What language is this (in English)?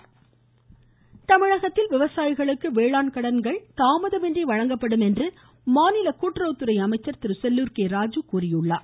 Tamil